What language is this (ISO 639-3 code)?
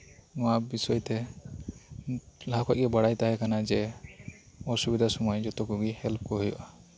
sat